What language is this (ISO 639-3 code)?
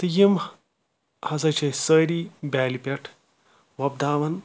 kas